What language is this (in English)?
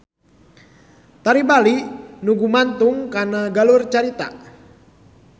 Sundanese